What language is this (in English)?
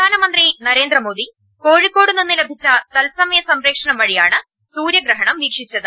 Malayalam